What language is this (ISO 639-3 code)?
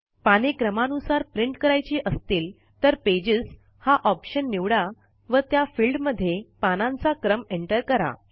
mar